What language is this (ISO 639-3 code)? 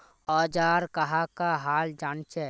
mag